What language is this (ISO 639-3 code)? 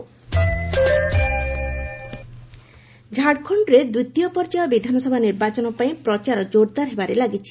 ori